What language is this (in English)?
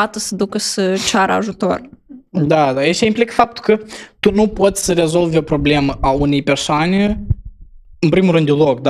Romanian